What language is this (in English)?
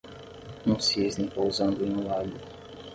Portuguese